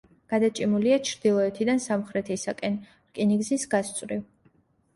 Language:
Georgian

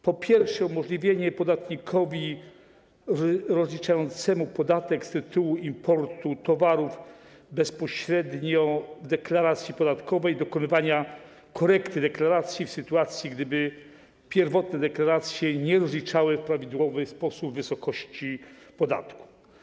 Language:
Polish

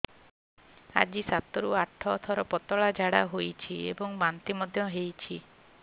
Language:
Odia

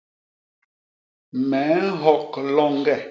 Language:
Basaa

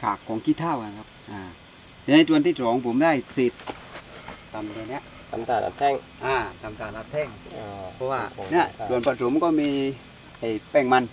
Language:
Thai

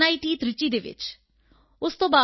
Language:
Punjabi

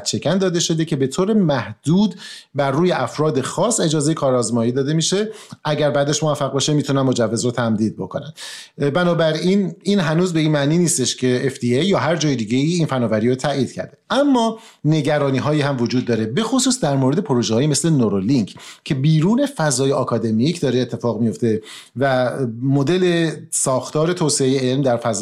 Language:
Persian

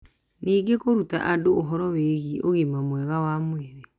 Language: Kikuyu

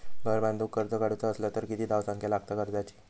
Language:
Marathi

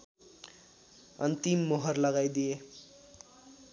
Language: Nepali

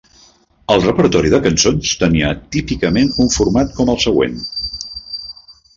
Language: Catalan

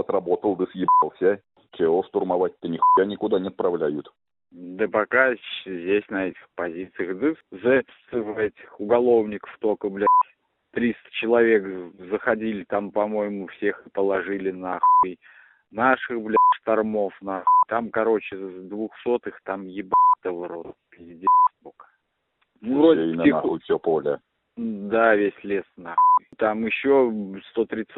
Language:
Russian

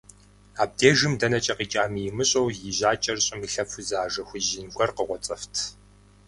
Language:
Kabardian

